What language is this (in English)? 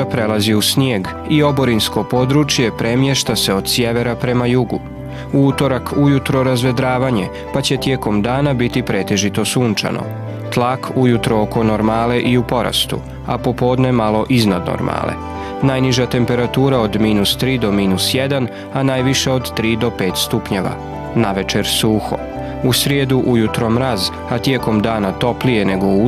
Croatian